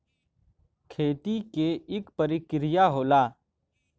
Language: Bhojpuri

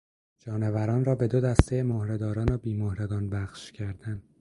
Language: Persian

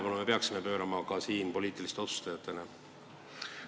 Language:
Estonian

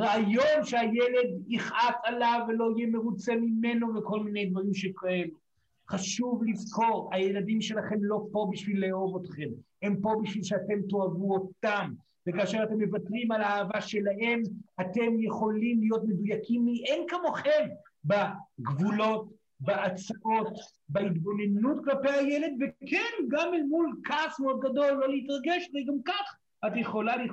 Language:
Hebrew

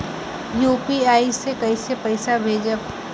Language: Bhojpuri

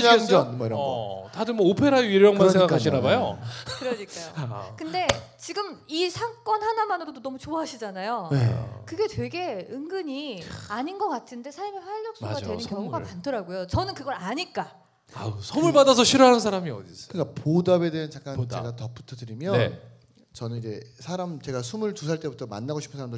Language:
Korean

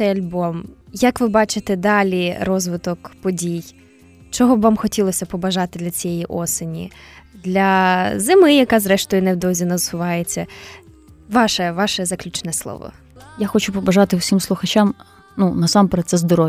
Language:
Ukrainian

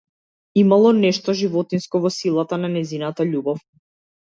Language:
Macedonian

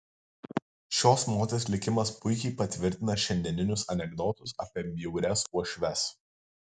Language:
Lithuanian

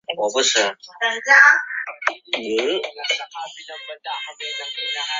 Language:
Chinese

